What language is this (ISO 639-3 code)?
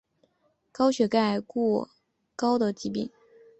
zho